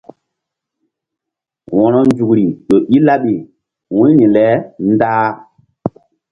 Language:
Mbum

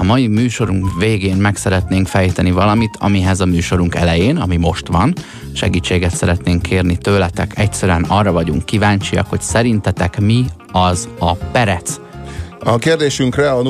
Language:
Hungarian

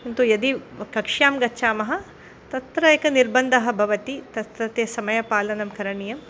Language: Sanskrit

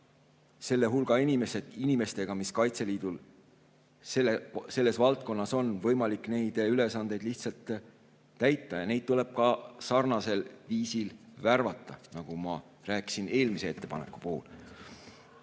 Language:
Estonian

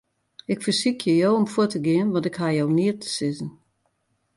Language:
Western Frisian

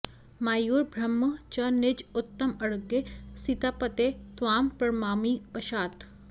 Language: Sanskrit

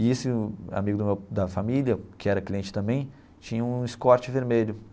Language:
Portuguese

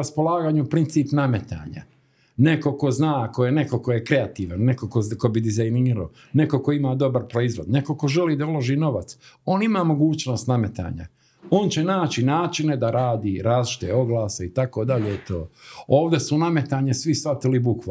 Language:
Croatian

